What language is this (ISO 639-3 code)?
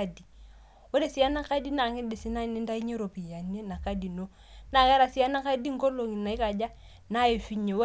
mas